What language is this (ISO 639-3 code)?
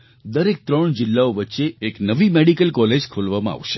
guj